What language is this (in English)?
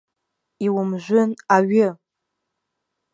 Abkhazian